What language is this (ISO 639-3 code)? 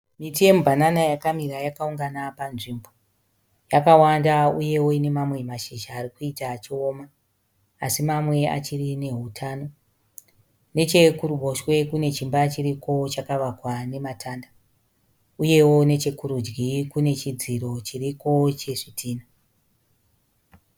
sna